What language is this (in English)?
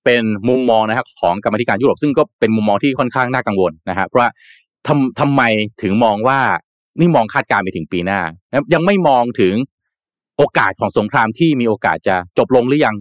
Thai